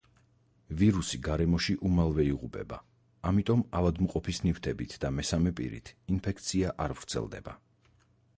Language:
Georgian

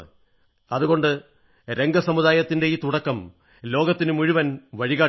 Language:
Malayalam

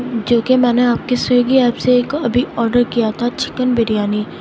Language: Urdu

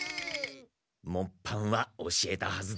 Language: Japanese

